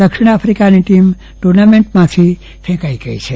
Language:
Gujarati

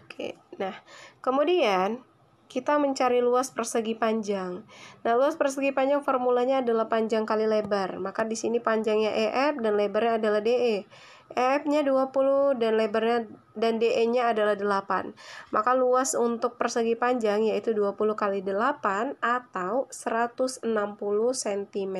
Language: Indonesian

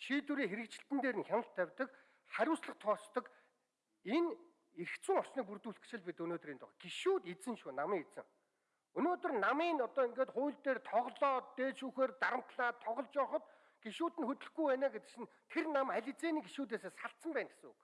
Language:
Korean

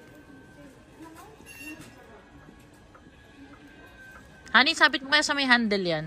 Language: Filipino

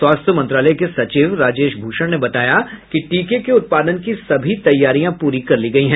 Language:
Hindi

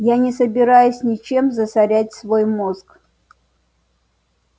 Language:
Russian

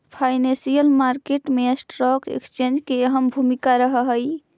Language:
Magahi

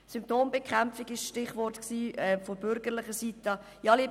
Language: Swiss German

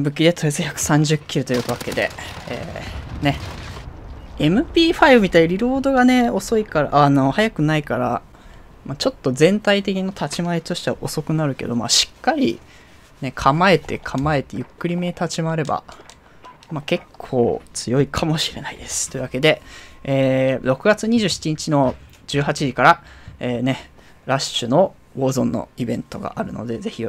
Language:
Japanese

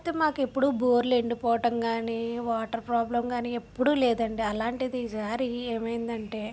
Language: Telugu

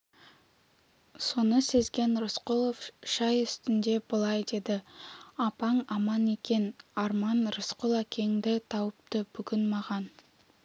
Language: Kazakh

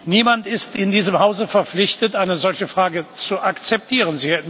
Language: German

